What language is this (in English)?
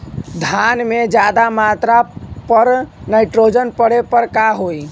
Bhojpuri